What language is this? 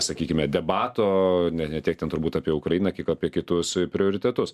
Lithuanian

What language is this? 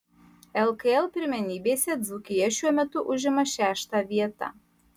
Lithuanian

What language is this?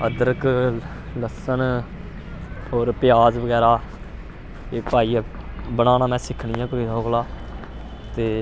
Dogri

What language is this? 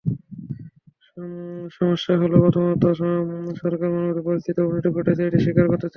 Bangla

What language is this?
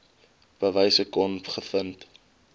Afrikaans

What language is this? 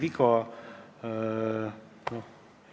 Estonian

